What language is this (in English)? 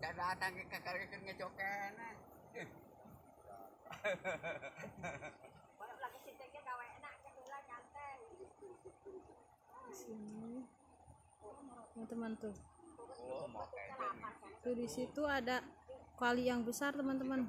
Indonesian